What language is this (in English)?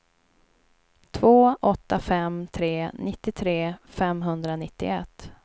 Swedish